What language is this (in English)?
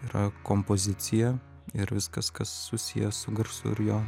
Lithuanian